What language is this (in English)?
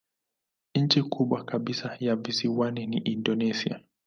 Swahili